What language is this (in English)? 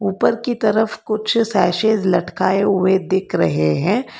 Hindi